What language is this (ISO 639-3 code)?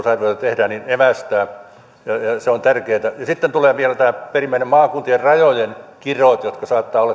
fin